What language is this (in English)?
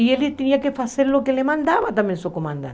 Portuguese